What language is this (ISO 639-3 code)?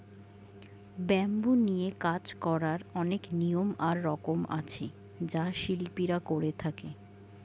ben